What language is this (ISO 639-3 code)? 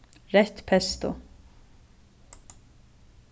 fao